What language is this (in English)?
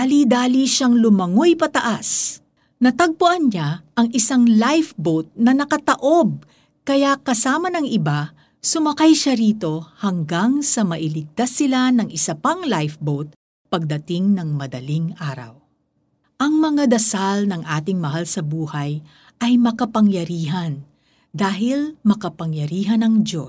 Filipino